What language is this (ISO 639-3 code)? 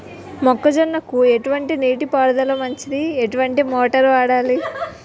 tel